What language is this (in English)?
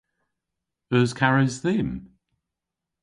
Cornish